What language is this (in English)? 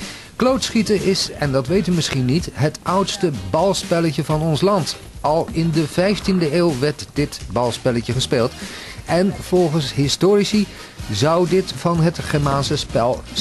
Dutch